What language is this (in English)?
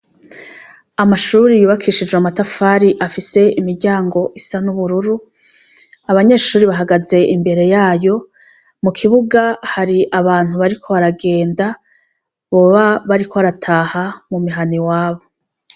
Rundi